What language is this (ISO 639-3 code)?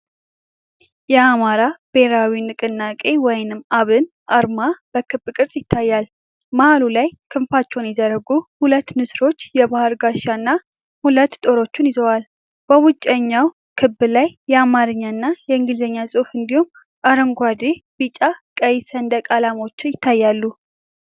amh